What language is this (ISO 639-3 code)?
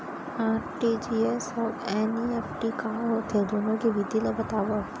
hne